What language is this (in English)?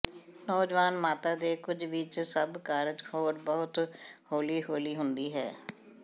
Punjabi